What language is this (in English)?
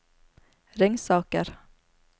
Norwegian